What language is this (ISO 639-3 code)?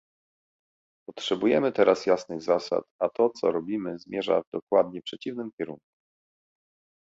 pol